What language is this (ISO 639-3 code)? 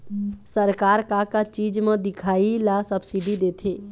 hne